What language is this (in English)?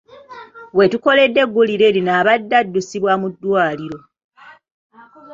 Ganda